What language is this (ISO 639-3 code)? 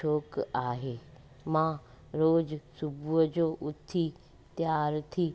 snd